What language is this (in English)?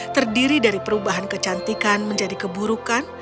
Indonesian